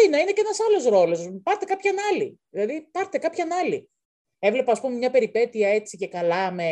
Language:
Greek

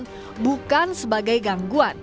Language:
Indonesian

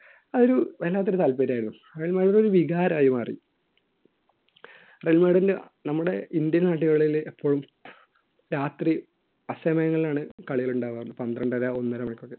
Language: Malayalam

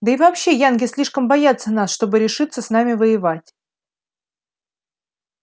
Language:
Russian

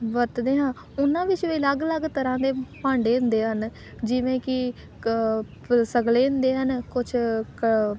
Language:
Punjabi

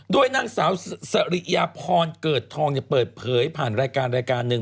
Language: Thai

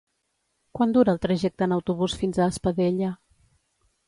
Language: Catalan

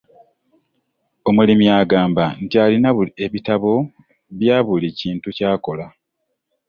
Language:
Ganda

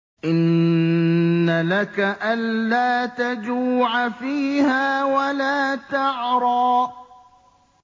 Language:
Arabic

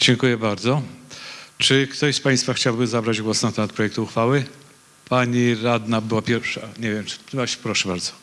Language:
Polish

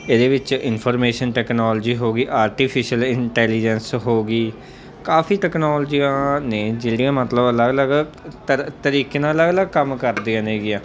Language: Punjabi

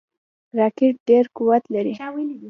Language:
Pashto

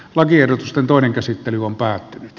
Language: Finnish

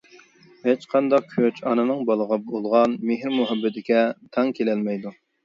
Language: Uyghur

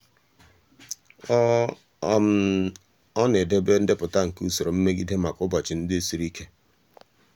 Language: Igbo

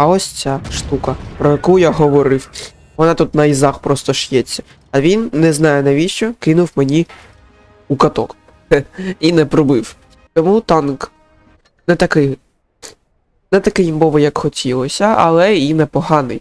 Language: Ukrainian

